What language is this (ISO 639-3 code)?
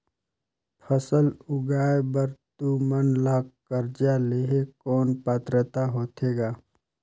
hne